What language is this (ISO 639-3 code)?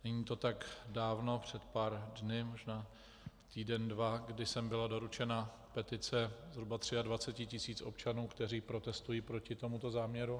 ces